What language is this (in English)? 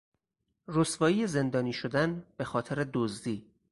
Persian